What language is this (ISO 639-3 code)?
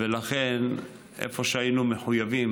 heb